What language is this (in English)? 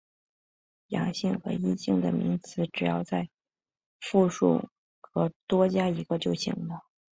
Chinese